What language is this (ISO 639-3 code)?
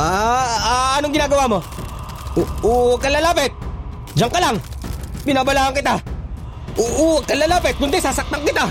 fil